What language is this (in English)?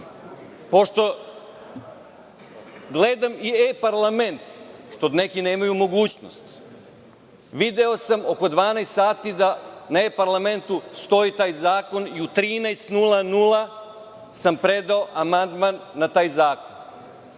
Serbian